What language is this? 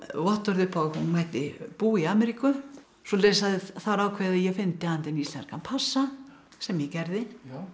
Icelandic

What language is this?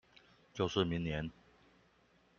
Chinese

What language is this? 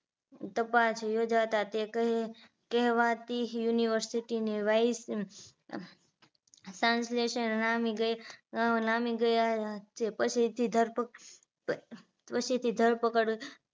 Gujarati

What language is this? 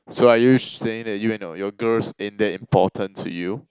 English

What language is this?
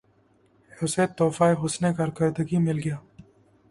Urdu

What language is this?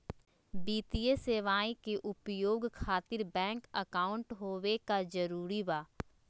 Magahi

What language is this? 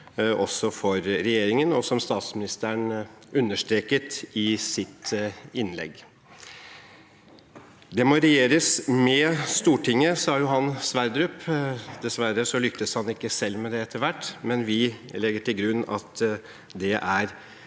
Norwegian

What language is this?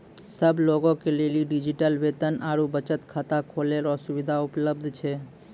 Maithili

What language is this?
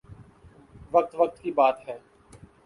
Urdu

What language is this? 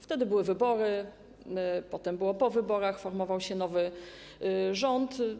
Polish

